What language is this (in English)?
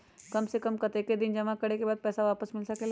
Magahi